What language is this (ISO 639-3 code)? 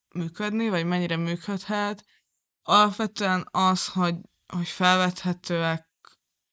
hun